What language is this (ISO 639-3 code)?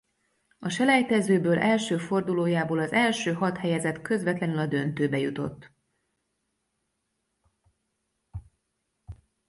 hun